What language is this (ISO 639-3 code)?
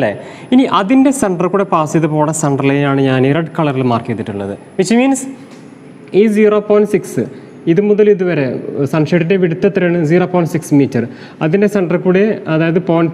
mal